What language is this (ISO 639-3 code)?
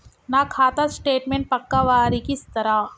tel